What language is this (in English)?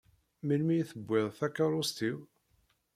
Kabyle